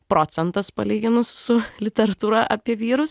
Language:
Lithuanian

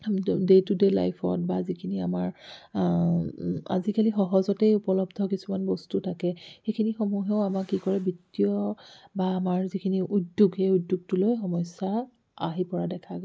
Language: Assamese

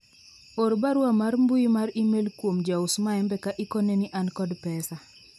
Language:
Luo (Kenya and Tanzania)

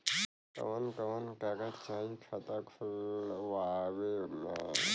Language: Bhojpuri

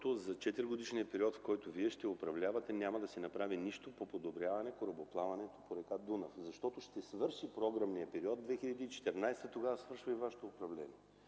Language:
Bulgarian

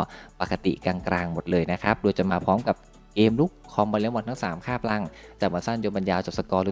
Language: Thai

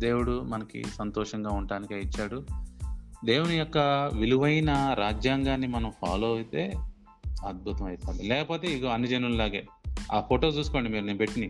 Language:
Telugu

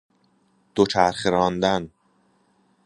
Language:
Persian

